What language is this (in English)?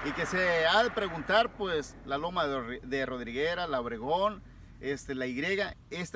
Spanish